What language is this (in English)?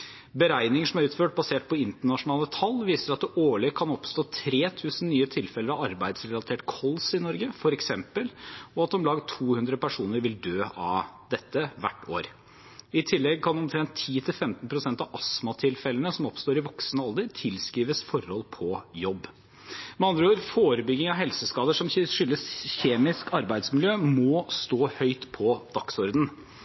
Norwegian Bokmål